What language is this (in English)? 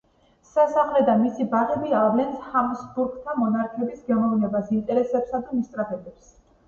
Georgian